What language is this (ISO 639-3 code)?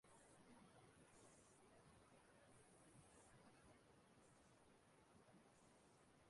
ibo